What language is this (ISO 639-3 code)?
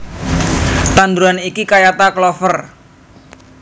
jav